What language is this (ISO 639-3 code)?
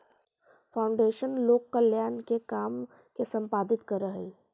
mag